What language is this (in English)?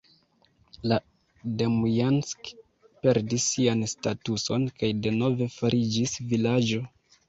Esperanto